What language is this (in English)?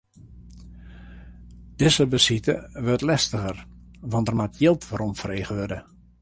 Western Frisian